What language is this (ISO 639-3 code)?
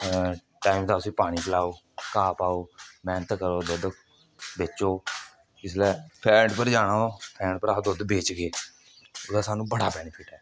doi